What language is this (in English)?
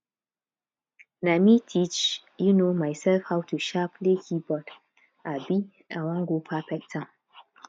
Nigerian Pidgin